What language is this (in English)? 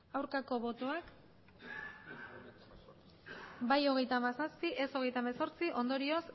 Basque